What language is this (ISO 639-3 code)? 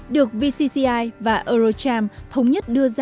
vie